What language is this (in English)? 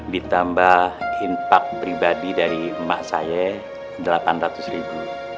Indonesian